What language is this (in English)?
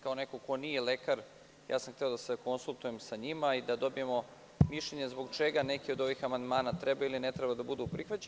Serbian